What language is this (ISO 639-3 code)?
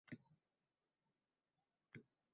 uzb